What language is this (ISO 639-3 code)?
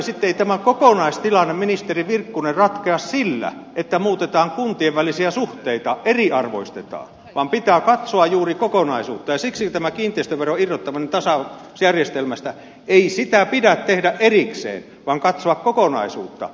fin